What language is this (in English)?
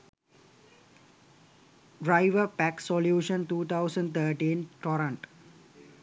Sinhala